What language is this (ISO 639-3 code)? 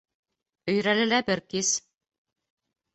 bak